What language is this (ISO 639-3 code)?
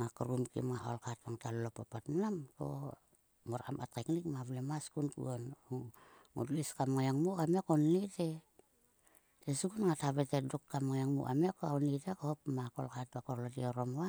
sua